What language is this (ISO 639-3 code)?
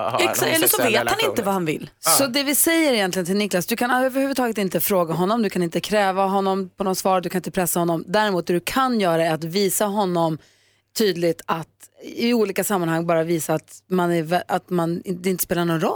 swe